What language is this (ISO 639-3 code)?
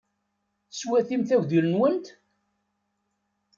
kab